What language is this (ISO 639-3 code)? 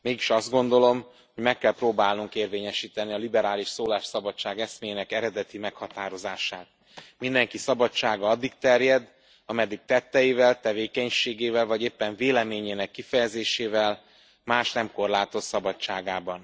hun